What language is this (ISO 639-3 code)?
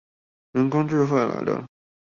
zho